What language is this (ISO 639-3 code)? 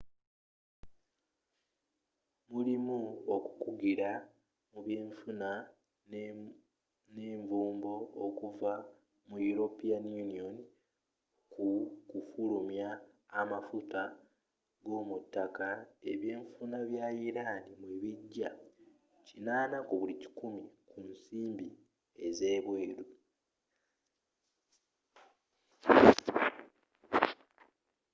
lug